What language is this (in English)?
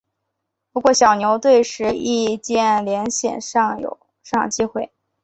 Chinese